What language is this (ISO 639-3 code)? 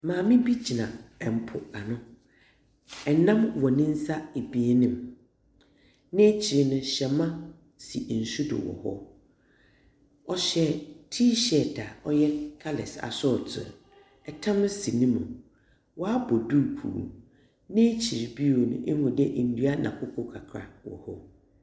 aka